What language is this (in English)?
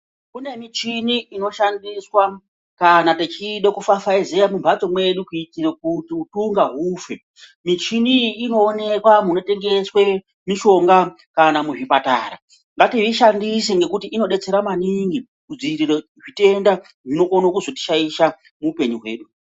Ndau